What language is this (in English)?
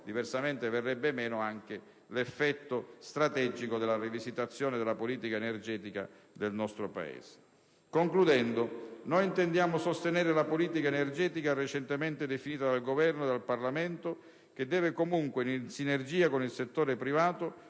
Italian